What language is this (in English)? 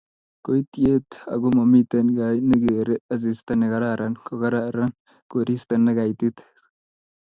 Kalenjin